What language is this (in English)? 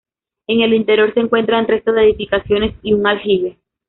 Spanish